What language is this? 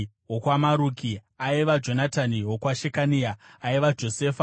Shona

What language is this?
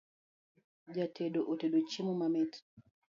Luo (Kenya and Tanzania)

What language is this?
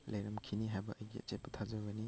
Manipuri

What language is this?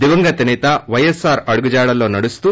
Telugu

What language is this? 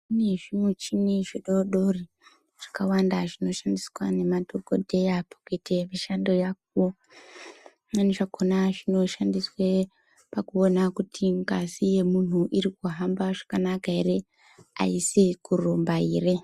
Ndau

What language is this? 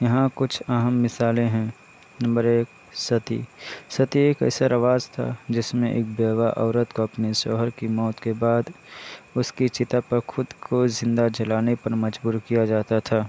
Urdu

